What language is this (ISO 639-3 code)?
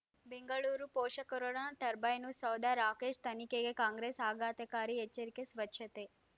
kan